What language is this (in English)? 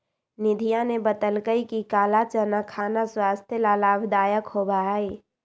Magahi